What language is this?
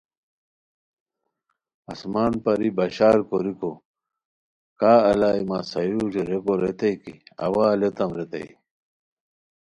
Khowar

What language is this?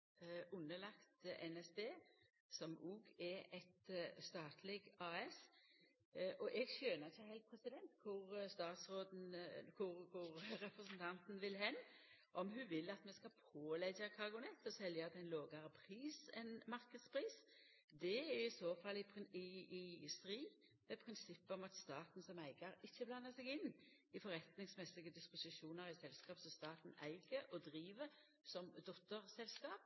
Norwegian Nynorsk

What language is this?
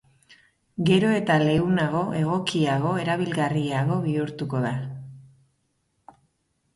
Basque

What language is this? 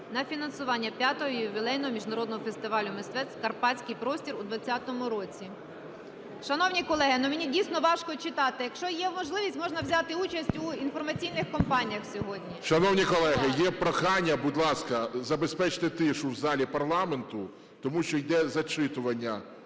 Ukrainian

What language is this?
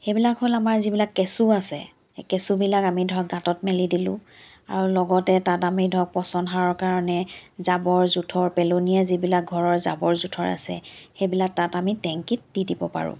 Assamese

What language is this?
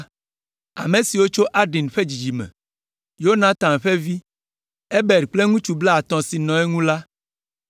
Ewe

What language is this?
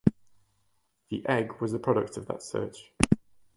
English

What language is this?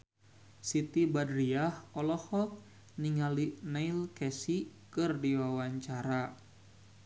Sundanese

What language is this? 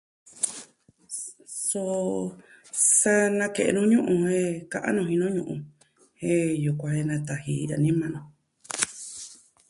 Southwestern Tlaxiaco Mixtec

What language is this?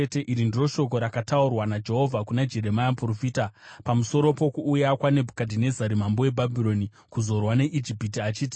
Shona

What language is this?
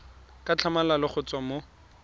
Tswana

